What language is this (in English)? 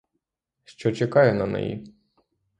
Ukrainian